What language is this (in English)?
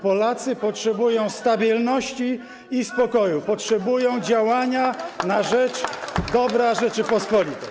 Polish